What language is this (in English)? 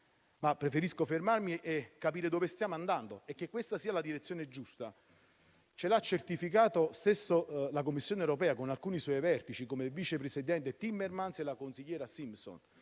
Italian